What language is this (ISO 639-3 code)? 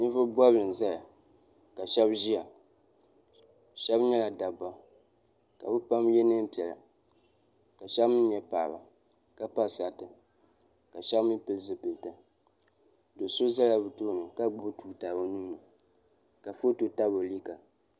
dag